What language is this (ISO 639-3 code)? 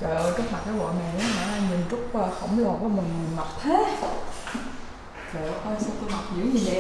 vie